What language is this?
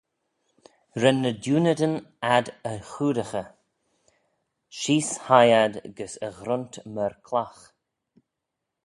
Manx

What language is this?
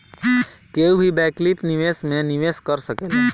Bhojpuri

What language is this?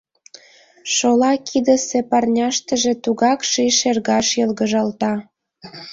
Mari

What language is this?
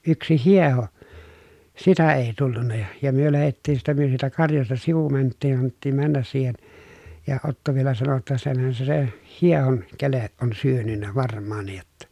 Finnish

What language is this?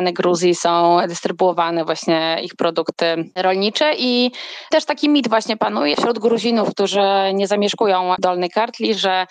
Polish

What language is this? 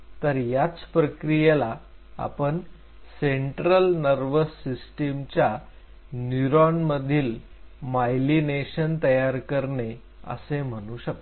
Marathi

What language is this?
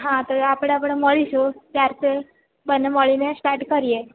Gujarati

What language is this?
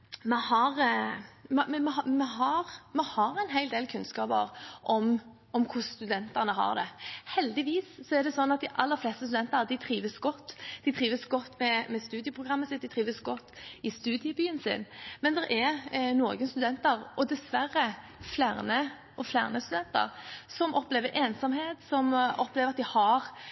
Norwegian Bokmål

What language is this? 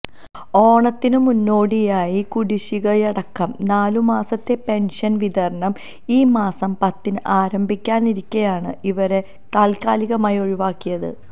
Malayalam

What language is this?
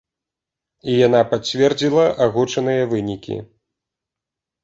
Belarusian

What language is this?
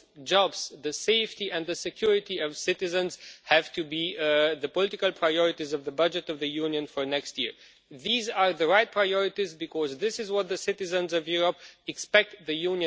English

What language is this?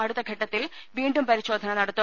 Malayalam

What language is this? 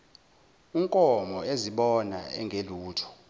Zulu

